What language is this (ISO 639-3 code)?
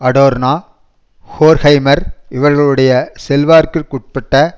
tam